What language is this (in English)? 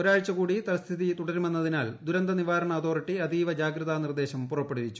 Malayalam